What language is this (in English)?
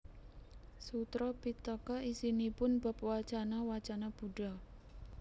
Javanese